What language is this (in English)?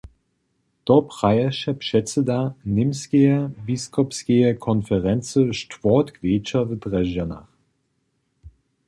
Upper Sorbian